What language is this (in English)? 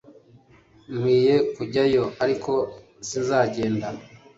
Kinyarwanda